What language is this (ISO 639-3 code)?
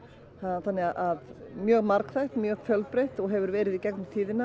isl